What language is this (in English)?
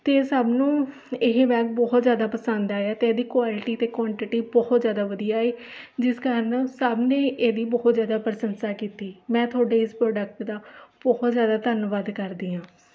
Punjabi